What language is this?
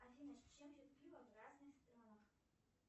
Russian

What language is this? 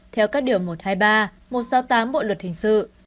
Vietnamese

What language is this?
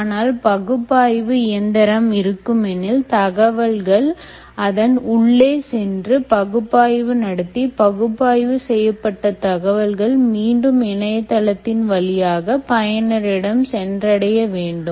Tamil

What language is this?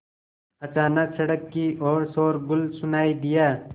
Hindi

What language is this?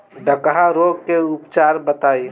Bhojpuri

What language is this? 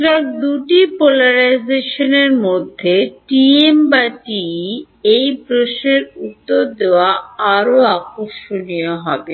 Bangla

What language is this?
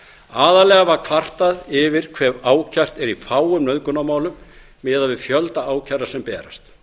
Icelandic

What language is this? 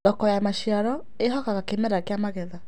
Kikuyu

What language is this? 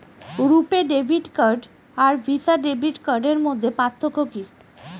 Bangla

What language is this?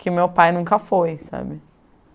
Portuguese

